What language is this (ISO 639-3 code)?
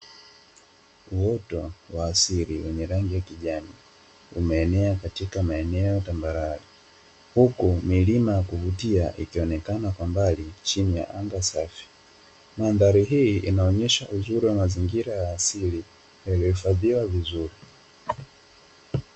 swa